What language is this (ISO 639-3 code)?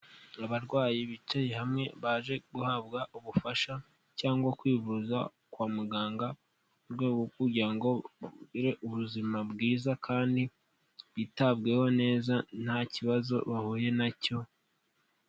kin